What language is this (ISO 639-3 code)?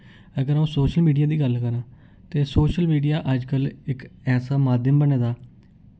doi